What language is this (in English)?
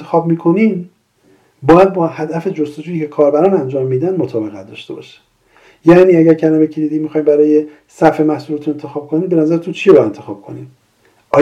Persian